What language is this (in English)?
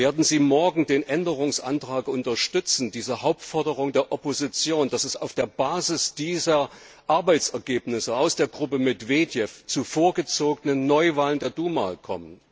German